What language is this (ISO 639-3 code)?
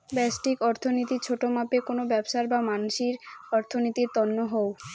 ben